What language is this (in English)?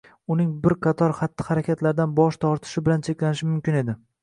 Uzbek